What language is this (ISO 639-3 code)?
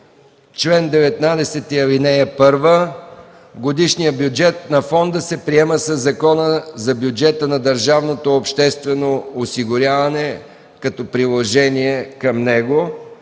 bul